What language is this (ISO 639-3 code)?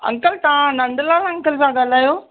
snd